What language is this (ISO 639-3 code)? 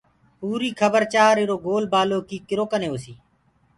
ggg